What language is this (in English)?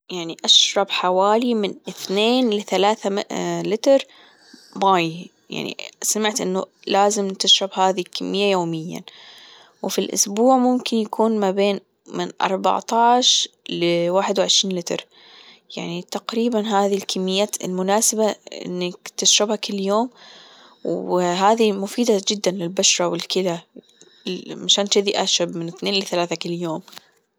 Gulf Arabic